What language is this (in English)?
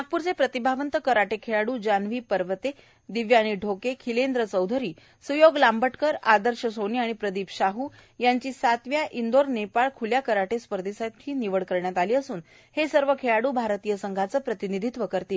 Marathi